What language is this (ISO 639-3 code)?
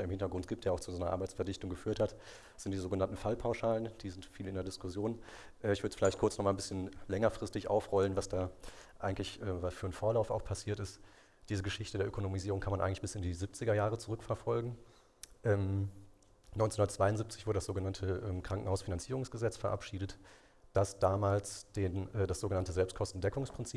deu